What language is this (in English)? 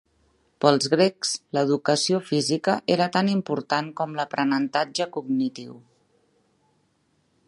Catalan